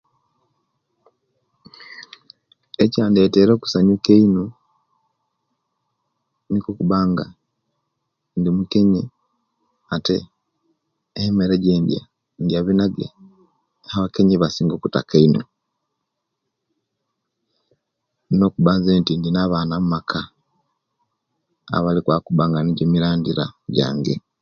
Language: Kenyi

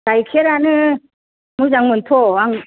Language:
Bodo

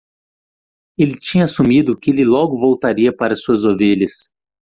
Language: Portuguese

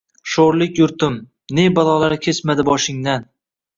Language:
Uzbek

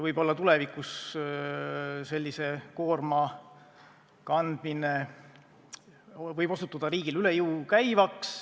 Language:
Estonian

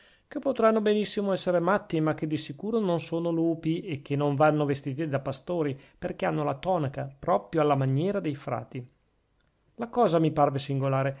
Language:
Italian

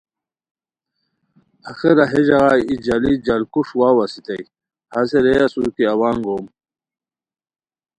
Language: Khowar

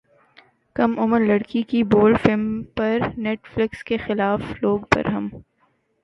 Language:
Urdu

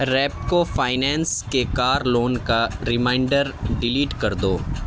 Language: Urdu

